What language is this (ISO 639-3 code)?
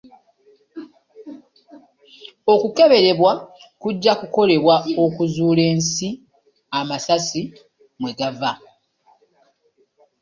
lug